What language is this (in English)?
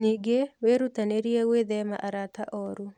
Kikuyu